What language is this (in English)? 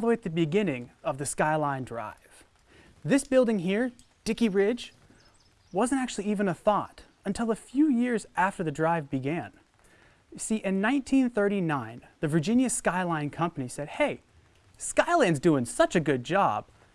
English